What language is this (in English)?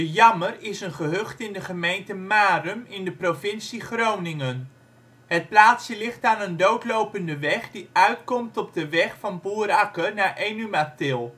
Dutch